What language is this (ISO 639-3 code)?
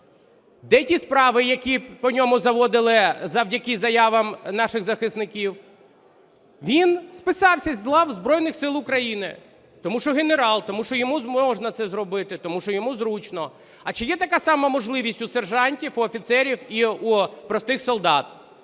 ukr